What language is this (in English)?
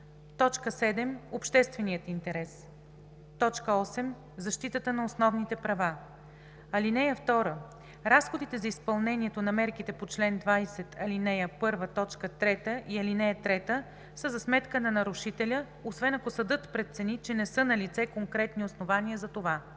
Bulgarian